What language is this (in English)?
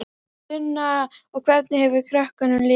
Icelandic